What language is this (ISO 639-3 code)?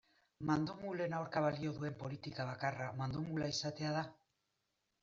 eus